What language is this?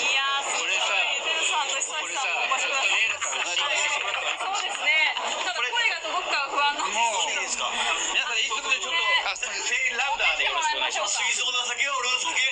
Japanese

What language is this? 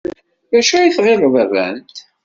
Kabyle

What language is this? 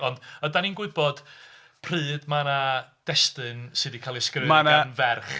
Welsh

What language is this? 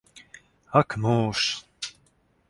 Latvian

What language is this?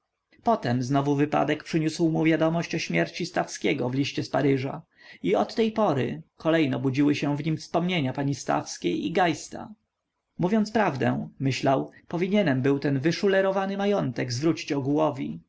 Polish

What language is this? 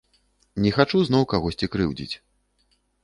Belarusian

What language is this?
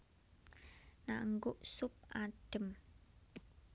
Javanese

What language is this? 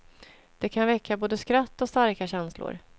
Swedish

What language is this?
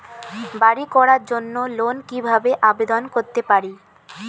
Bangla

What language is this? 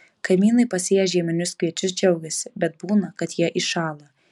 Lithuanian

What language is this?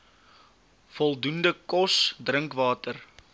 Afrikaans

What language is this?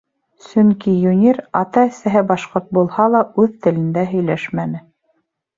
Bashkir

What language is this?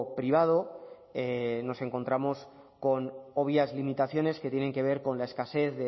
Spanish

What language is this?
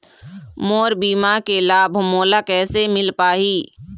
Chhattisgarhi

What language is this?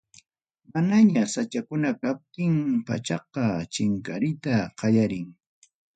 Ayacucho Quechua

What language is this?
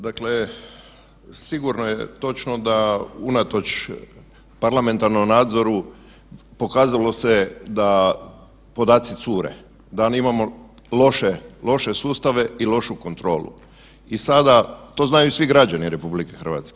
Croatian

